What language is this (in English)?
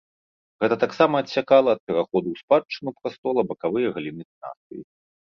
Belarusian